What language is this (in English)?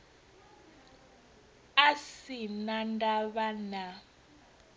Venda